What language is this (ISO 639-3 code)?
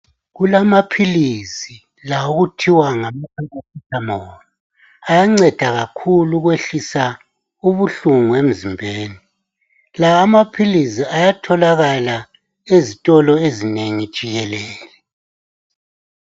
nde